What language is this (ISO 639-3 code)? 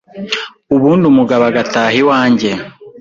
kin